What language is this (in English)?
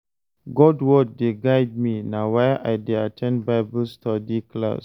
Nigerian Pidgin